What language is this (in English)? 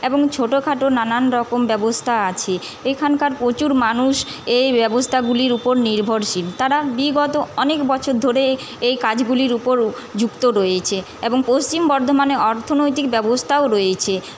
Bangla